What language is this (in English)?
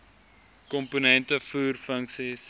Afrikaans